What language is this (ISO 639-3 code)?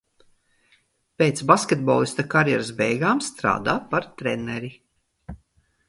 lav